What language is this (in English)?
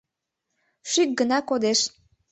Mari